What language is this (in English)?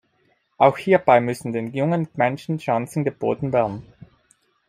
German